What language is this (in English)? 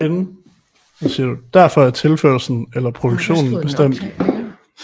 Danish